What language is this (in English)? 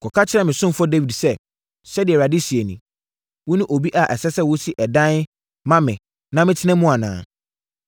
Akan